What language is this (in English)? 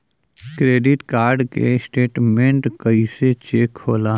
Bhojpuri